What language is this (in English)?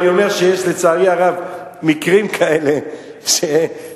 Hebrew